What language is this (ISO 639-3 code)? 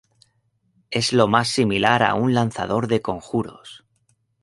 spa